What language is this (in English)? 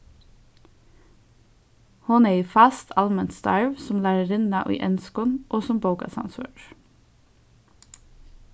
Faroese